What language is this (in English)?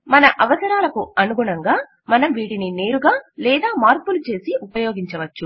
Telugu